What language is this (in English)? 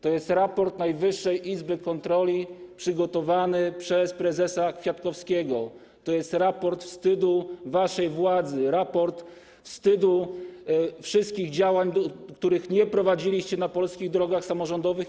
Polish